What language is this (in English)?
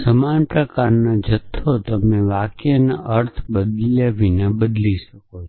Gujarati